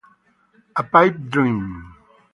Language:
Italian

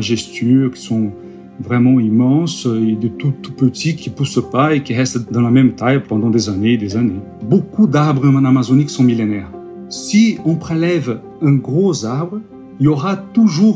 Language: French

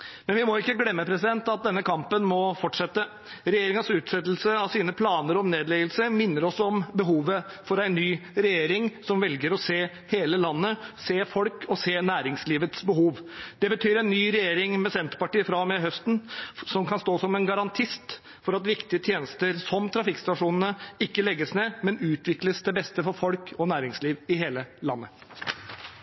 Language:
Norwegian Bokmål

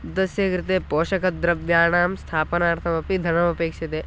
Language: Sanskrit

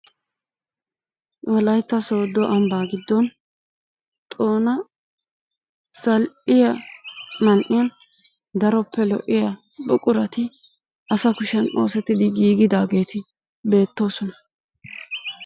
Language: Wolaytta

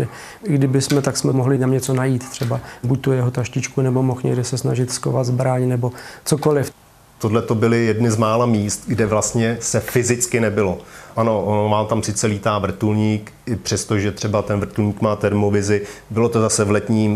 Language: Czech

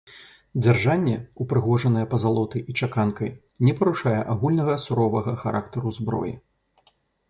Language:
Belarusian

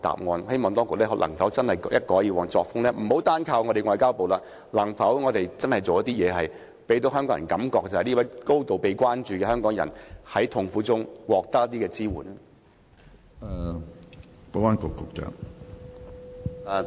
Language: Cantonese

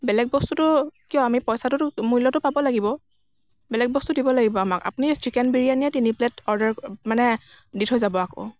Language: Assamese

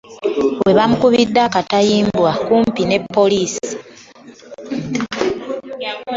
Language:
Ganda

